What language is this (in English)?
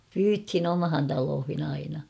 Finnish